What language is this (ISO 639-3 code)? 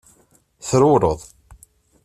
kab